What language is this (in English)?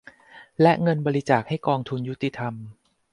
Thai